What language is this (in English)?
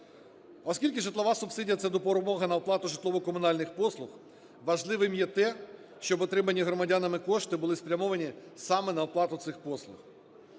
Ukrainian